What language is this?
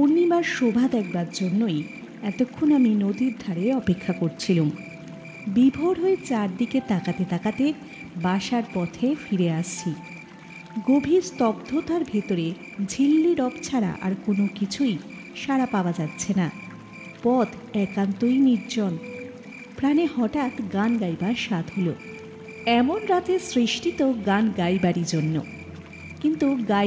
Bangla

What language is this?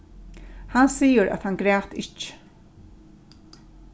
Faroese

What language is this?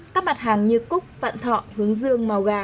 Vietnamese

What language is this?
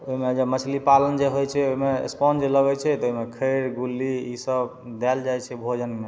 Maithili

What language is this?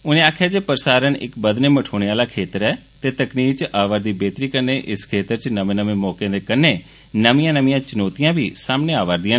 Dogri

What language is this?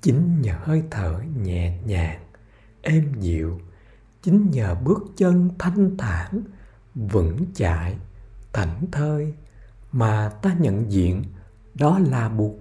Vietnamese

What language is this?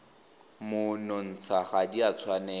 Tswana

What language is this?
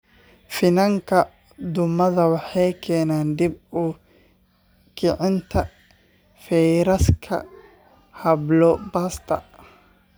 Somali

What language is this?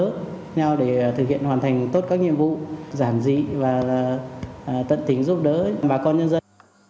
Vietnamese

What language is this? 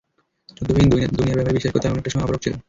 Bangla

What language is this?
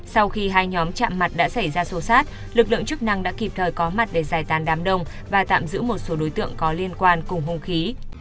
Vietnamese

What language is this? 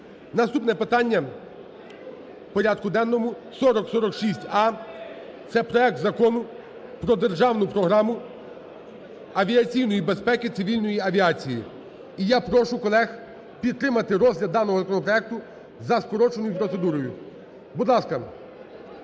Ukrainian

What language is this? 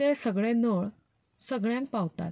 Konkani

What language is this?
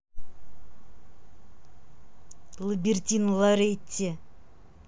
Russian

